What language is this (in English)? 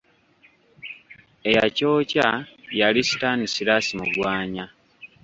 Ganda